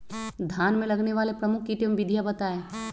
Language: Magahi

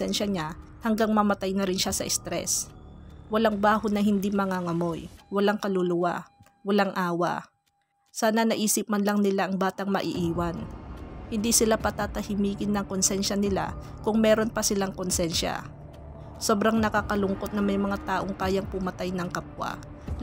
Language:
Filipino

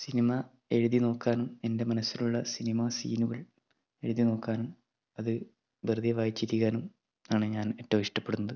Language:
Malayalam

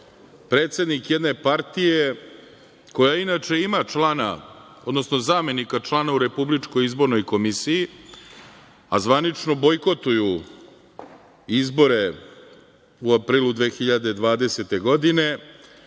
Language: Serbian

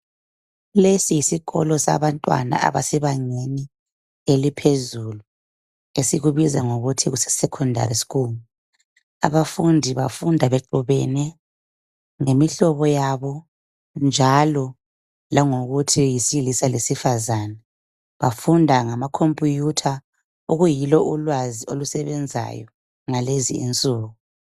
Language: North Ndebele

